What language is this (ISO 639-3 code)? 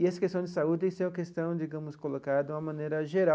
por